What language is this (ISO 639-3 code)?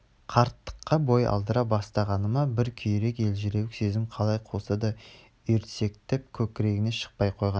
kaz